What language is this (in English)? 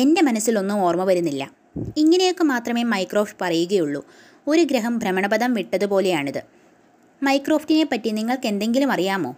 Malayalam